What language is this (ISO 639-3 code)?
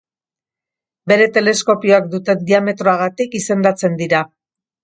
eus